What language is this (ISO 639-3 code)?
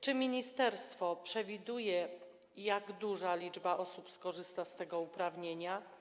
pol